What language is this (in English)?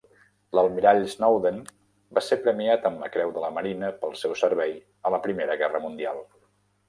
Catalan